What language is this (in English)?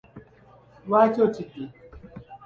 Ganda